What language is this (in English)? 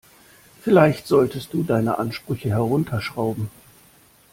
German